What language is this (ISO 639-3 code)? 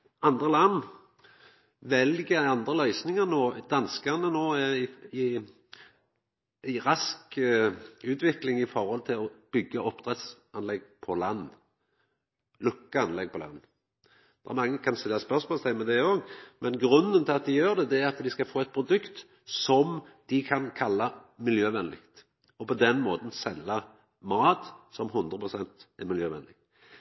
nno